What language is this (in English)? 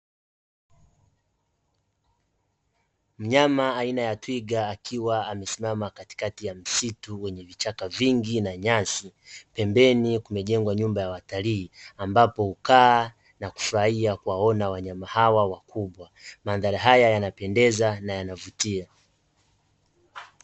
Swahili